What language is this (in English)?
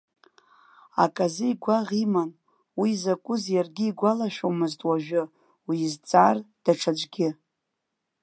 Abkhazian